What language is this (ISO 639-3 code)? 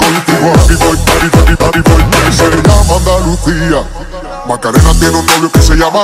rus